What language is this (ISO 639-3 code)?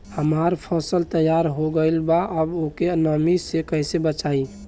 bho